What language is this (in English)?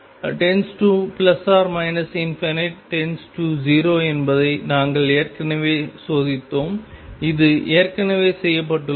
Tamil